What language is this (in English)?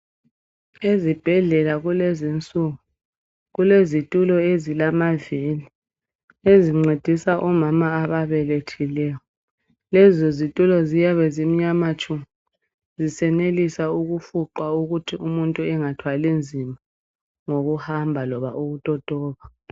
North Ndebele